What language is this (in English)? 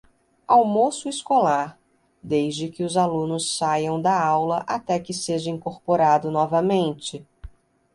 Portuguese